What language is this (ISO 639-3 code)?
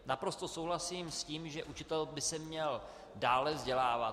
ces